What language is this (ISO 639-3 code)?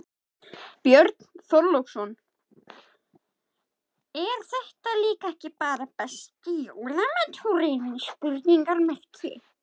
isl